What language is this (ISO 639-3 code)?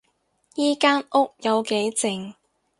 yue